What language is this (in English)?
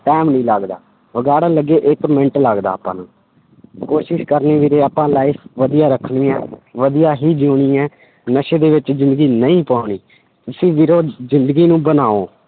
Punjabi